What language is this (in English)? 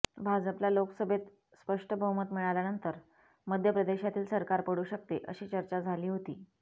Marathi